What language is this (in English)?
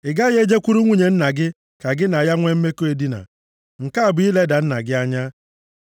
Igbo